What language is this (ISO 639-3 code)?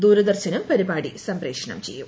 mal